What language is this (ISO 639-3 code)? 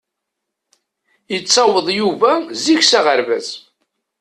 kab